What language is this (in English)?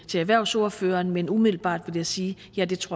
Danish